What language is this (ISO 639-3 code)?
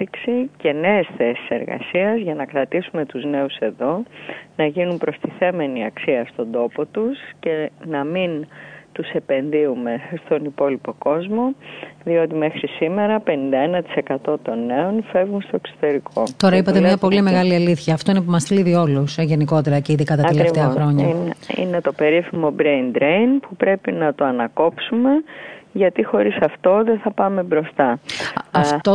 ell